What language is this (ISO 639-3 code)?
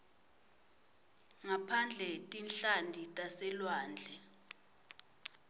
ssw